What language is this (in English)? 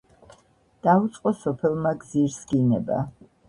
Georgian